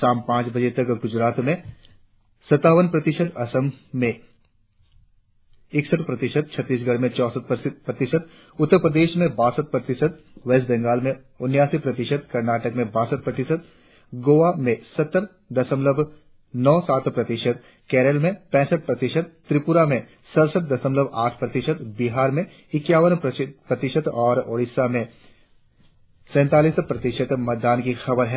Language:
Hindi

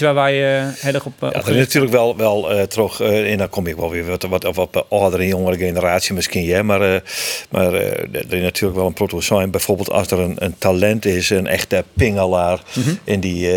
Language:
Dutch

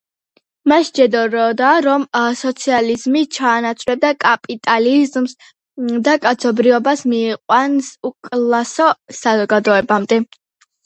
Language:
Georgian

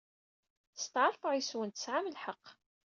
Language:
Kabyle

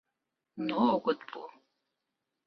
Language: Mari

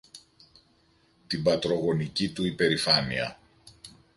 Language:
Greek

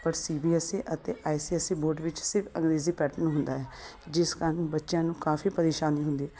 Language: Punjabi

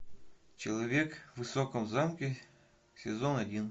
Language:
Russian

